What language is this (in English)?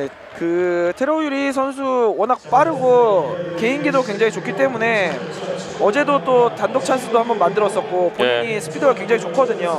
Korean